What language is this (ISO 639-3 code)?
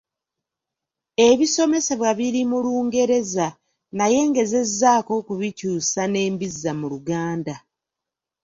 lug